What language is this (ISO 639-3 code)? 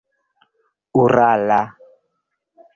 epo